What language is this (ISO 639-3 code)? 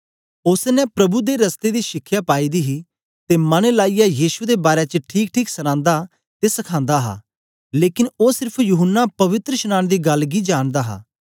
doi